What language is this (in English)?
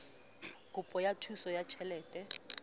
Southern Sotho